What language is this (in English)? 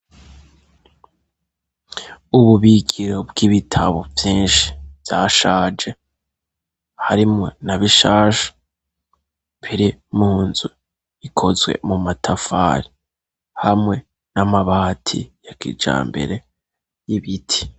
Rundi